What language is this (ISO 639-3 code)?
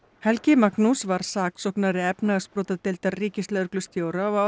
isl